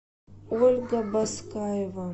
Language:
Russian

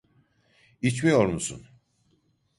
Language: Turkish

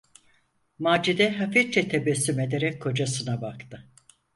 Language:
Turkish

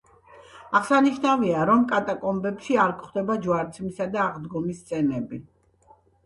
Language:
Georgian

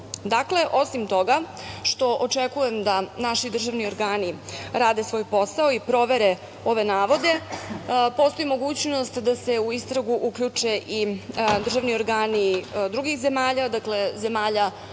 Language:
Serbian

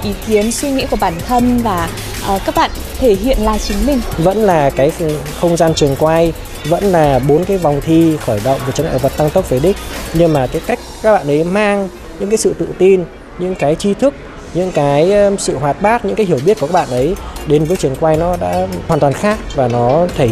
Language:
Vietnamese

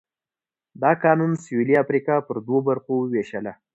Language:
Pashto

